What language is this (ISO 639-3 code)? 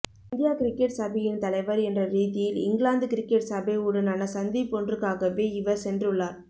tam